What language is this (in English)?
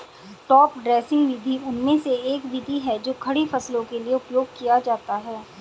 Hindi